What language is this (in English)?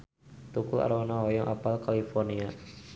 Sundanese